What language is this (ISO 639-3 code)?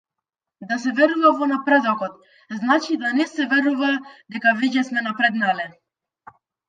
mkd